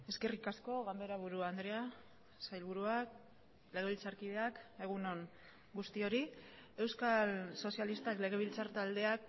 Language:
Basque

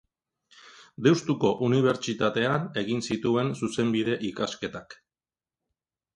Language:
Basque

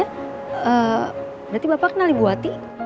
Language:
Indonesian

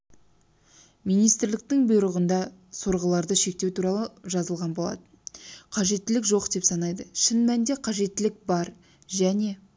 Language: Kazakh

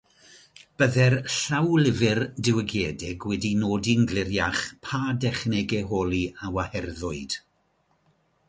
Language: Welsh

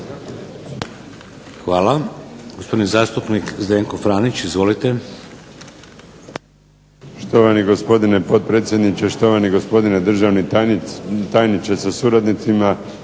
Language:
Croatian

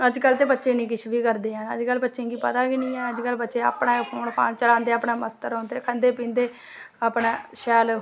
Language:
Dogri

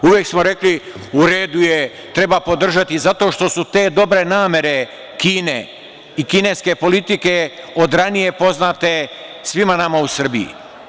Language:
Serbian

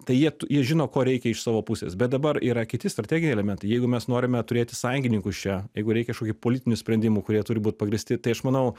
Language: Lithuanian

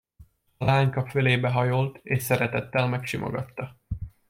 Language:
Hungarian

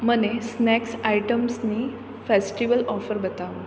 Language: Gujarati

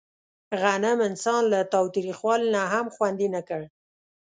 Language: Pashto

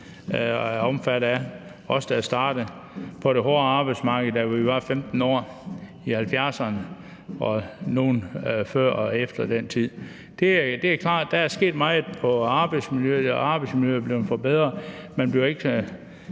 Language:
Danish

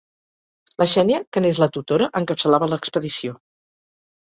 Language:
Catalan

